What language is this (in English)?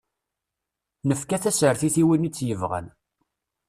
Kabyle